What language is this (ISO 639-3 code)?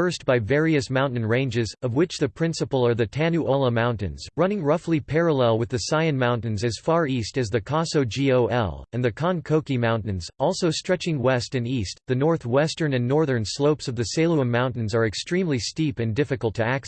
eng